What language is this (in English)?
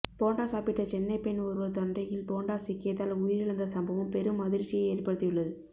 Tamil